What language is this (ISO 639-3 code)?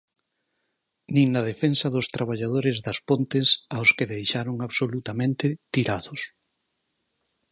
glg